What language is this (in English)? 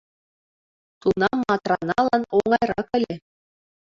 Mari